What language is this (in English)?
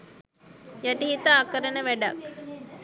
Sinhala